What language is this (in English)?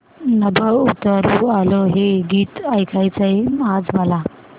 Marathi